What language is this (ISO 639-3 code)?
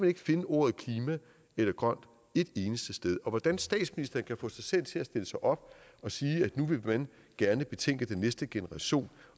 dan